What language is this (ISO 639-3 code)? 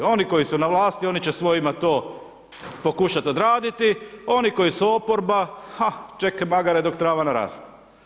hrv